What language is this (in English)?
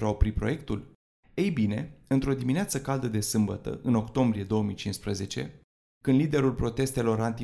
Romanian